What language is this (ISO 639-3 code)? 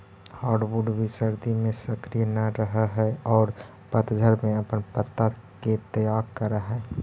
mag